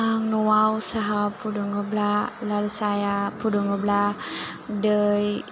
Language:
Bodo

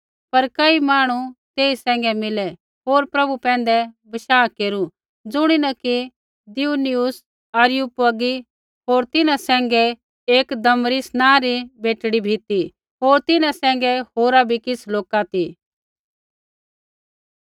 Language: Kullu Pahari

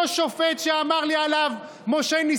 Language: Hebrew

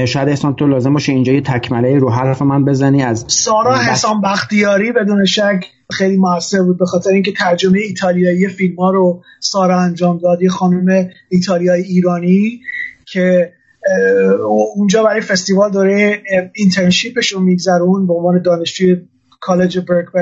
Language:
Persian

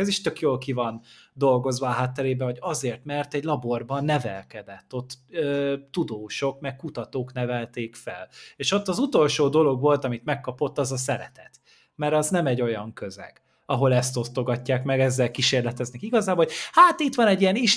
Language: Hungarian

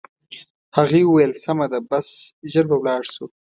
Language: Pashto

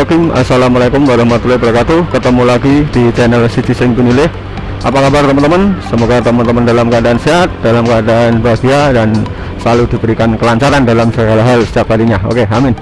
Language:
Indonesian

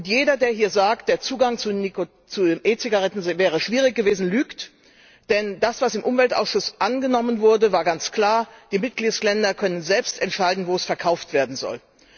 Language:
German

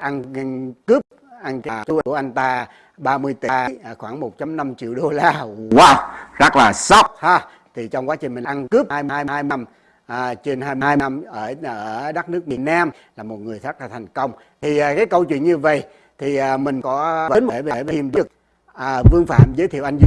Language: Vietnamese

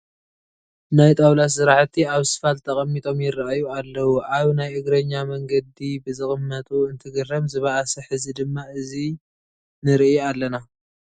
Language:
Tigrinya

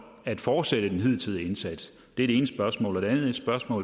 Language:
Danish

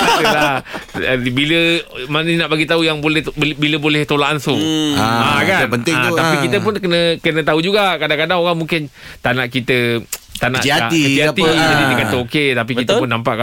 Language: Malay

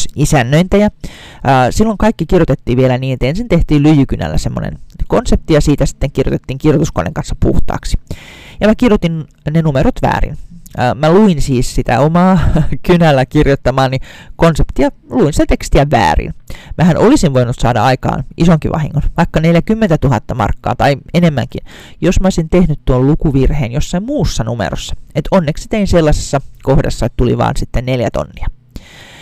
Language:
Finnish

